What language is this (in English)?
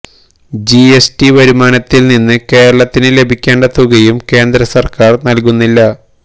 Malayalam